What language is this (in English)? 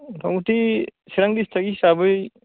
Bodo